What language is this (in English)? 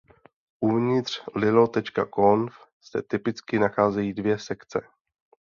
Czech